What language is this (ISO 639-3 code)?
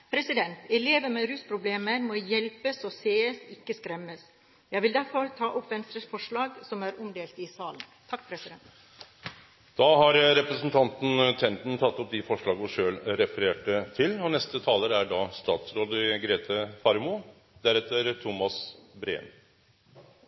nor